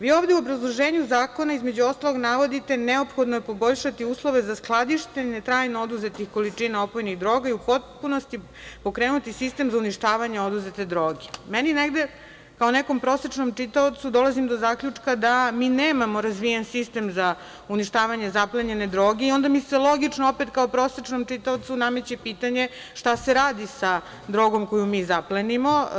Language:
Serbian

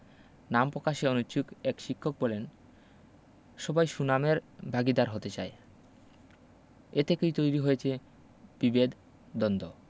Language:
Bangla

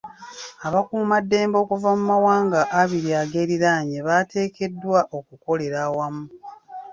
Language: Ganda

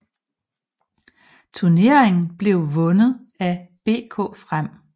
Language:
Danish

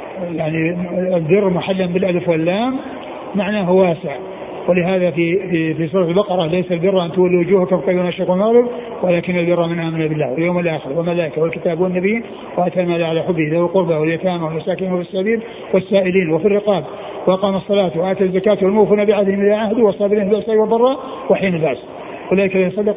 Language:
Arabic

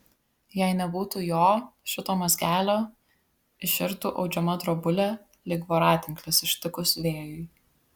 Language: Lithuanian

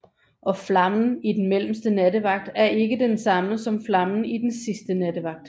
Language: Danish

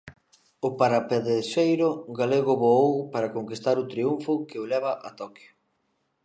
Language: Galician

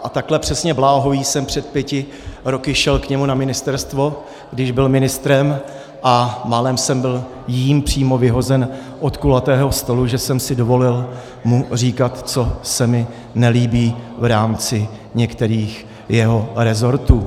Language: Czech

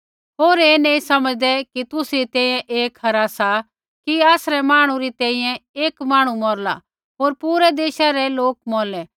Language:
Kullu Pahari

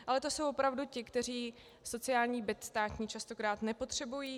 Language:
Czech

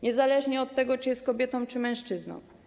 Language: Polish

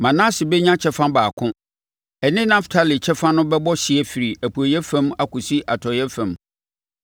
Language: Akan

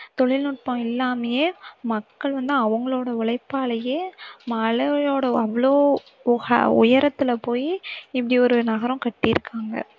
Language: Tamil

